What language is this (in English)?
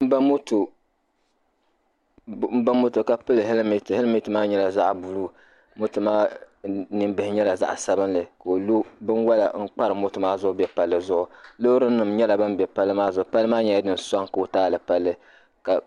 Dagbani